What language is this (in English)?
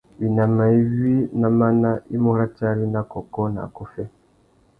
Tuki